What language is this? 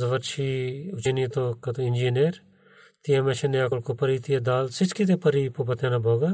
Bulgarian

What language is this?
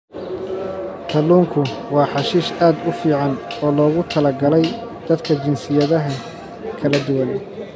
Somali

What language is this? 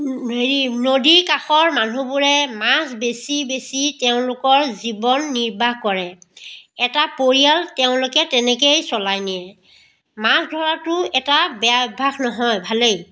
Assamese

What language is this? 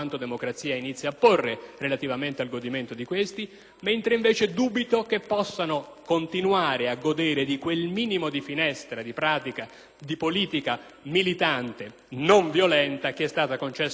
Italian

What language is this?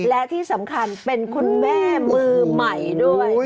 Thai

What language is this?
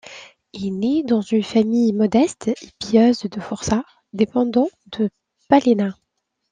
French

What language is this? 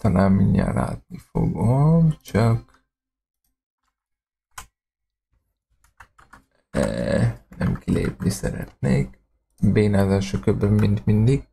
Hungarian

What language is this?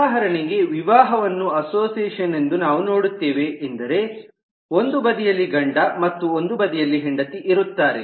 Kannada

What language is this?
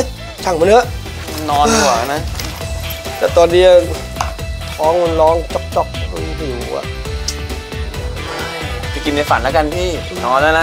Thai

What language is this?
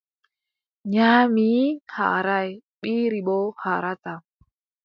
Adamawa Fulfulde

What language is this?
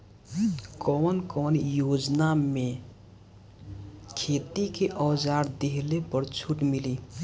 Bhojpuri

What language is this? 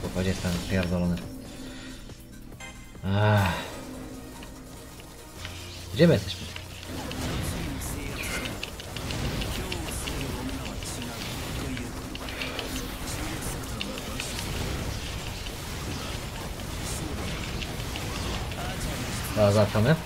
Polish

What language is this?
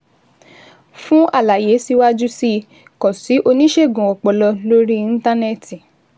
Yoruba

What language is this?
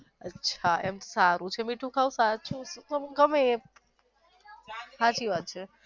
Gujarati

